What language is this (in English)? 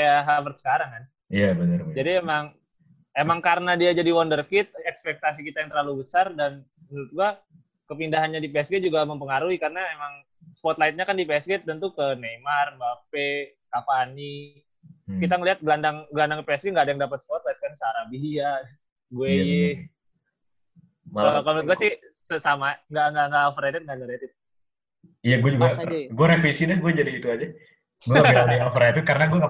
Indonesian